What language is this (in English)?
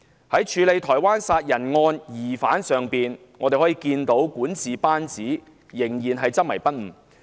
Cantonese